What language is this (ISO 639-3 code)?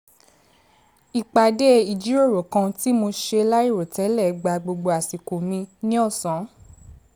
yor